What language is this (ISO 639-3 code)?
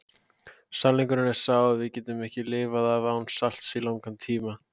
isl